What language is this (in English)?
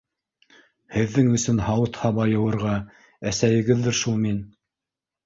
Bashkir